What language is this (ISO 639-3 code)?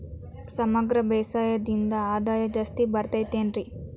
kan